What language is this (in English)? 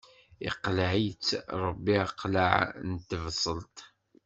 Kabyle